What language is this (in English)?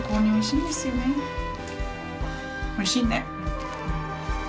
Japanese